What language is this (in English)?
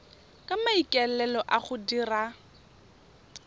Tswana